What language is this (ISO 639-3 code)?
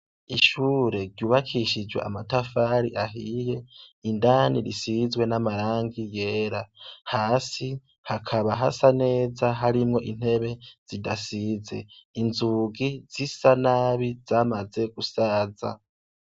run